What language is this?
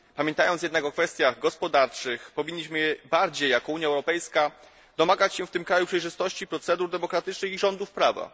Polish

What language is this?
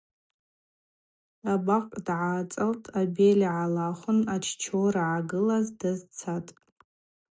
Abaza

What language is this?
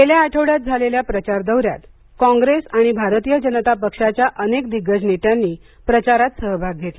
Marathi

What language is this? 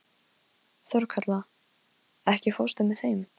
Icelandic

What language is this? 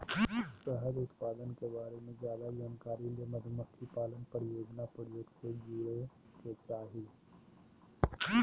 Magahi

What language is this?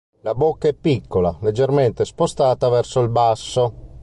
Italian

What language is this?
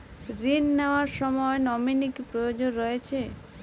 Bangla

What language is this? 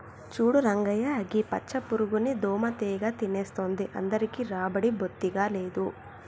Telugu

